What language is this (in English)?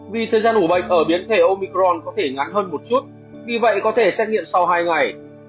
Vietnamese